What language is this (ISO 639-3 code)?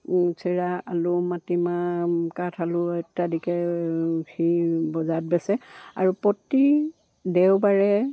asm